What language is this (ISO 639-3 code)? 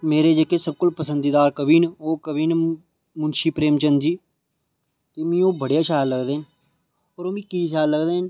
doi